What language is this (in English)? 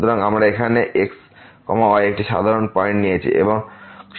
Bangla